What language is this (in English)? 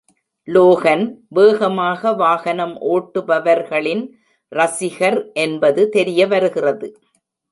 Tamil